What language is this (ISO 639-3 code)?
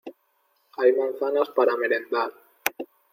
spa